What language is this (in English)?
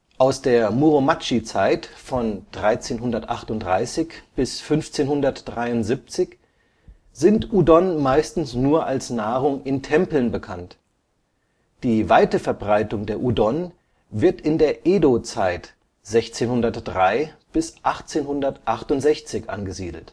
German